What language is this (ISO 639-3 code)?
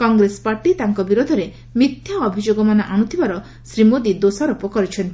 ori